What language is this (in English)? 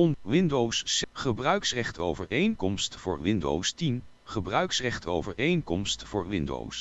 Dutch